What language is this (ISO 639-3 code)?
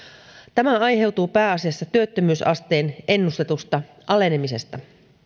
fin